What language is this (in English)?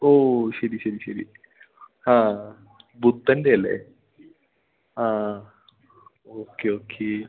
Malayalam